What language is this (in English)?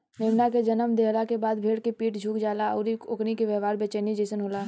Bhojpuri